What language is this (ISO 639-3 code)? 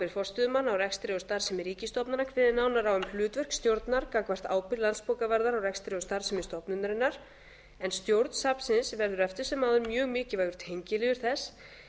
isl